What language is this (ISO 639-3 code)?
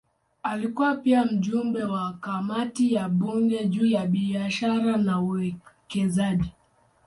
swa